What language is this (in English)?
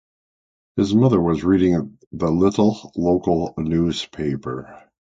English